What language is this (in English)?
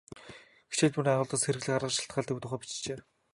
Mongolian